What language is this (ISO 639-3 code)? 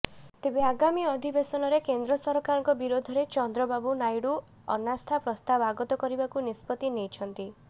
ori